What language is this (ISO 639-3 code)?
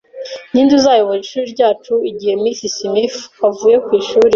kin